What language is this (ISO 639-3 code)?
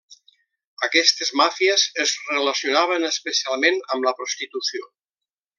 cat